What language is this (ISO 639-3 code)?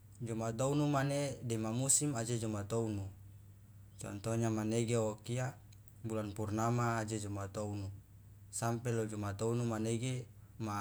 loa